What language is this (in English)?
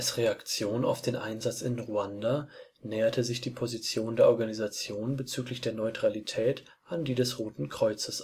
German